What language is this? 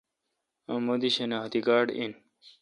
Kalkoti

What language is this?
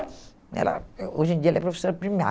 Portuguese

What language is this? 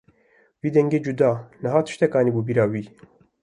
Kurdish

